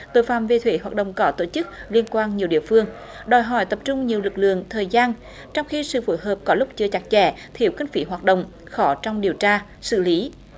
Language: Vietnamese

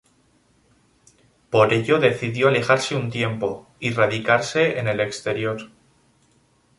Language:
Spanish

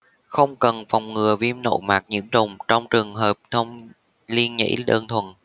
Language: Vietnamese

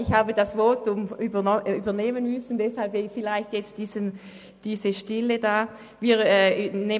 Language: Swiss German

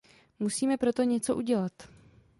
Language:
Czech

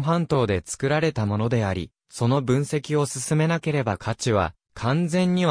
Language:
Japanese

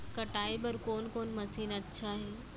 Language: Chhattisgarhi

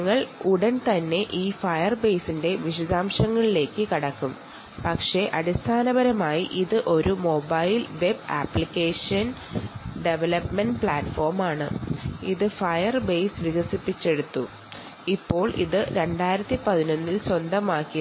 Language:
Malayalam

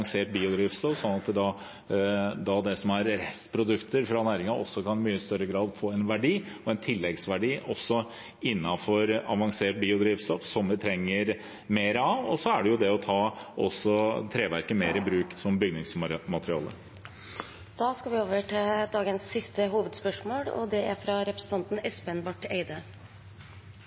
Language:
Norwegian Bokmål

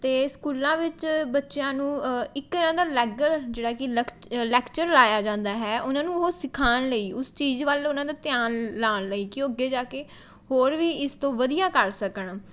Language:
Punjabi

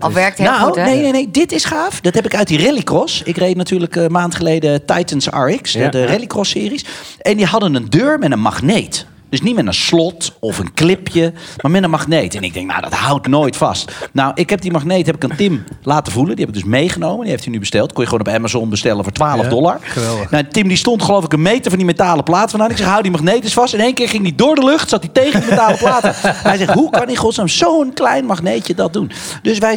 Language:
Dutch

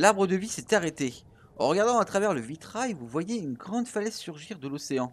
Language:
French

